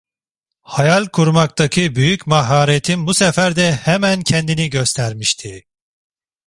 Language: Turkish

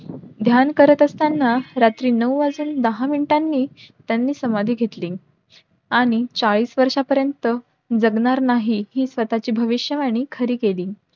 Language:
Marathi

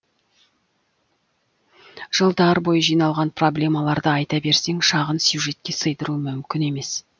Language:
Kazakh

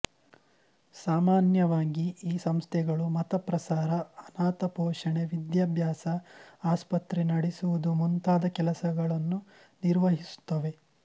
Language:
Kannada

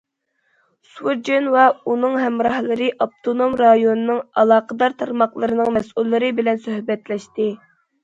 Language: Uyghur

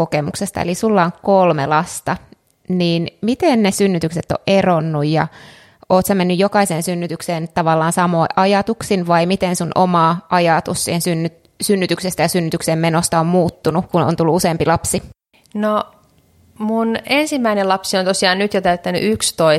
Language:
Finnish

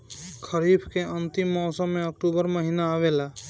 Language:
Bhojpuri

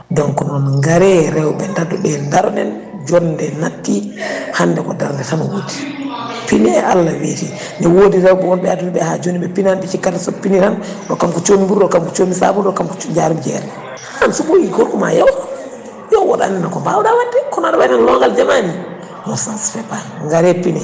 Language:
Fula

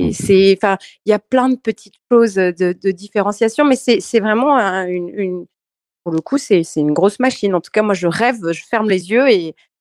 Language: French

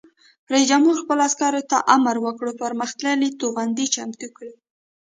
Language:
Pashto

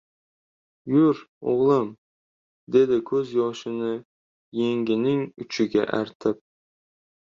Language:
Uzbek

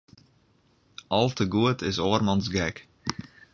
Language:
Western Frisian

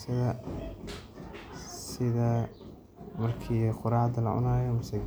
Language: Somali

